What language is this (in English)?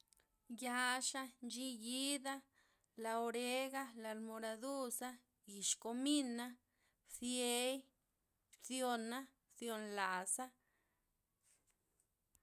Loxicha Zapotec